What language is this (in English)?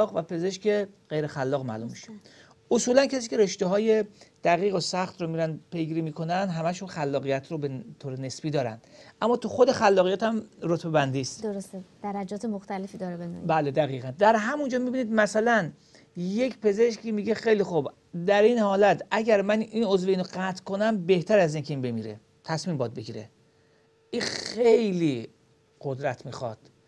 Persian